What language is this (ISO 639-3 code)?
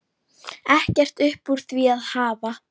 isl